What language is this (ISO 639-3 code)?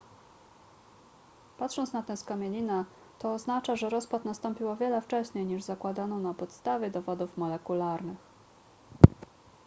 pol